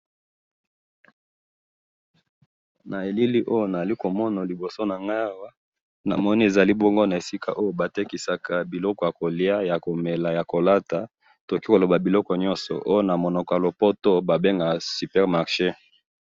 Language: Lingala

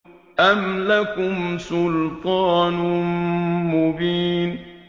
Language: Arabic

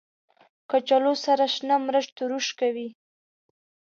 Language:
Pashto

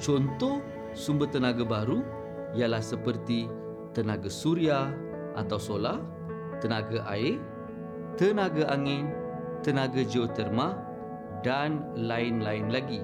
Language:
Malay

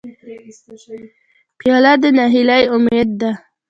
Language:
Pashto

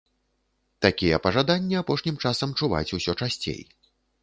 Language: Belarusian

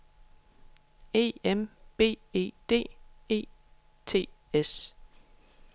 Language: Danish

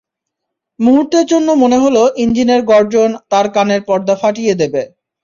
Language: Bangla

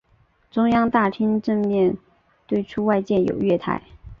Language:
Chinese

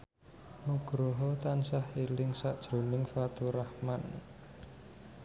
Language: Javanese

